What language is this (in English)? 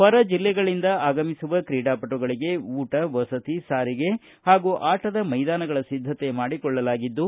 Kannada